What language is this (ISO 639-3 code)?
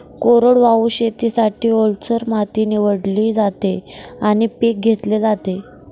mar